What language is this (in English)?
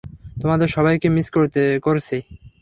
Bangla